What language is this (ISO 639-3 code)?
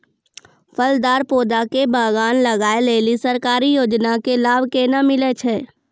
mai